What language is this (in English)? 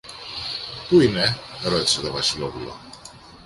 Greek